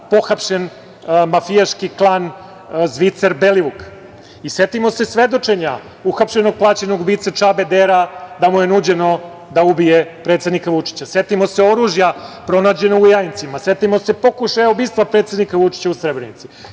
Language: Serbian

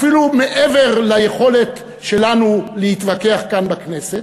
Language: Hebrew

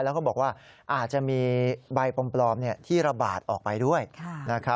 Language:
Thai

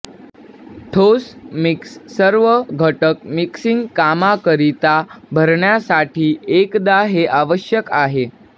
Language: Marathi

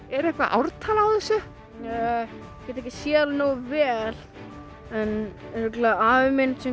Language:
Icelandic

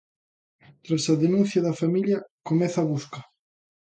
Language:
Galician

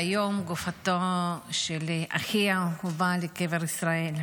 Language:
Hebrew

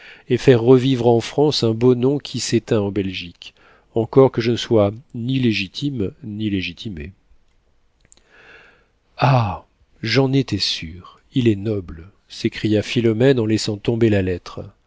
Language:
French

